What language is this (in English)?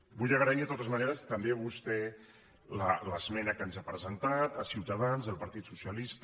Catalan